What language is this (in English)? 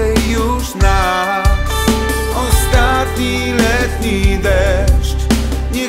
Polish